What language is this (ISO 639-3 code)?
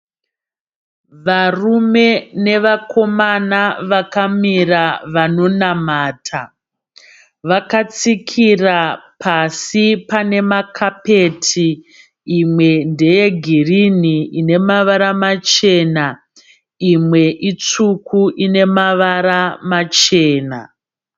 sna